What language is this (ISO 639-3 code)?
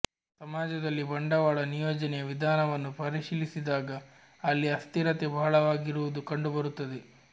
kan